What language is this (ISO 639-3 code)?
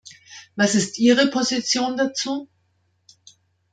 deu